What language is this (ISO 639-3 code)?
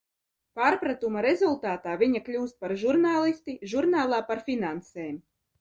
lav